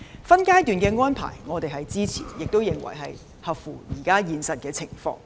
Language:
Cantonese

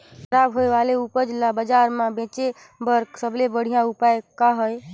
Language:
Chhattisgarhi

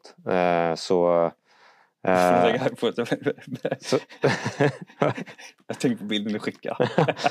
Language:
Swedish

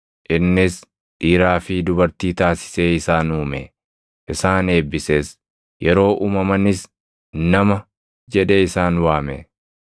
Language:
Oromo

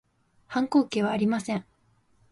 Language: Japanese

